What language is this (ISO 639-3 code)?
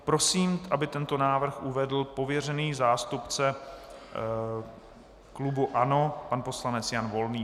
ces